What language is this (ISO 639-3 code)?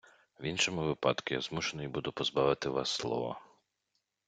ukr